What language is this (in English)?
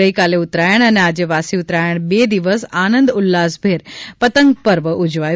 Gujarati